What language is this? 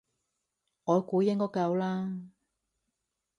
Cantonese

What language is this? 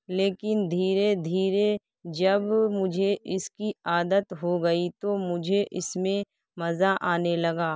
Urdu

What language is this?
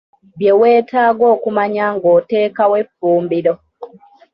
Ganda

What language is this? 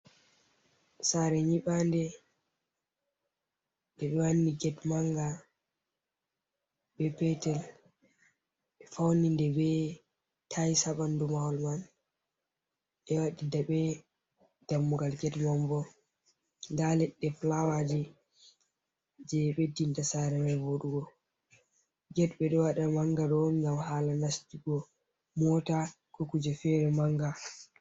Fula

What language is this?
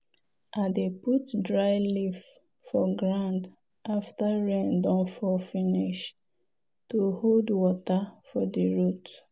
Nigerian Pidgin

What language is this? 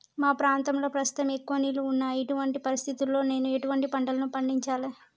Telugu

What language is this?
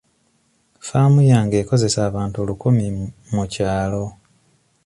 Ganda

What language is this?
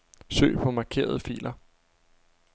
Danish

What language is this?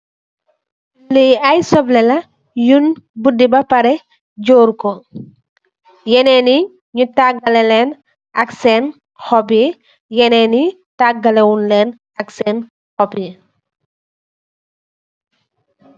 Wolof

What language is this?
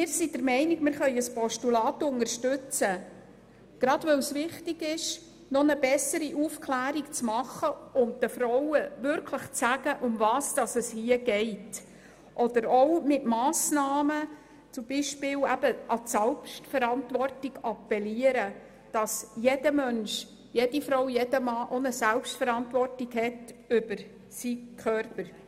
Swiss German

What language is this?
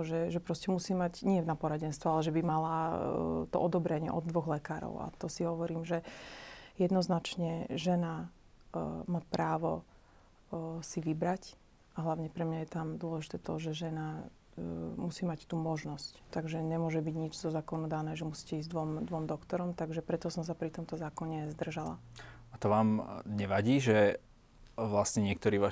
Slovak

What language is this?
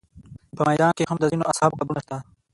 Pashto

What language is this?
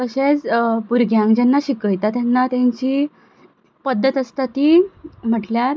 Konkani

